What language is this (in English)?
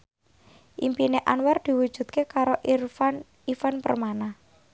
Javanese